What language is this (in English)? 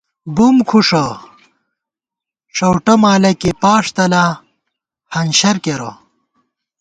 Gawar-Bati